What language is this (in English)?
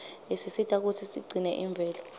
Swati